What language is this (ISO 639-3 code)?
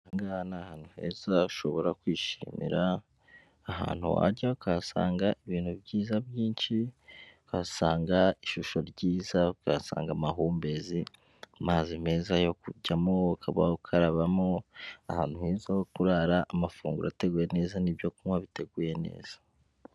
kin